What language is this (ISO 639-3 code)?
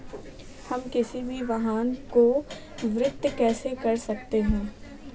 hin